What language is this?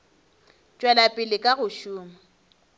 Northern Sotho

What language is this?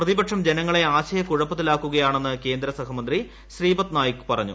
Malayalam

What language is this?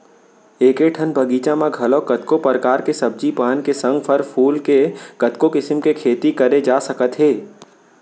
Chhattisgarhi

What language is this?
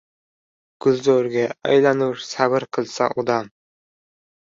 Uzbek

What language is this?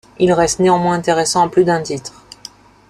French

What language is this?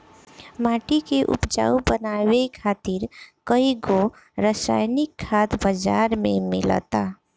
Bhojpuri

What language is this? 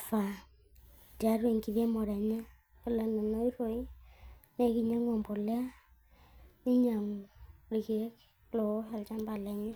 Masai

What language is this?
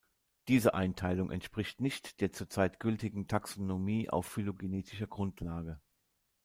German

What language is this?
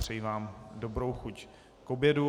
Czech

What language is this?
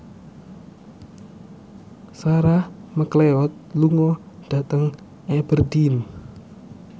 Javanese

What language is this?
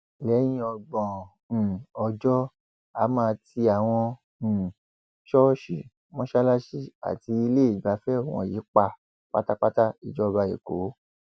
Yoruba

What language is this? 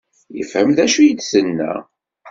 Kabyle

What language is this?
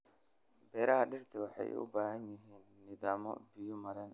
Somali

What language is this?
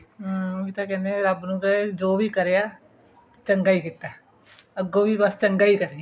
Punjabi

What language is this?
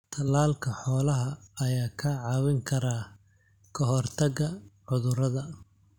Somali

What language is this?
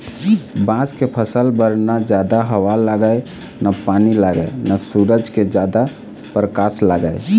Chhattisgarhi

